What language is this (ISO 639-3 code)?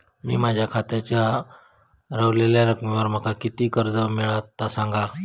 mar